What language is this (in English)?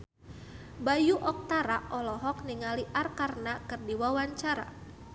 Sundanese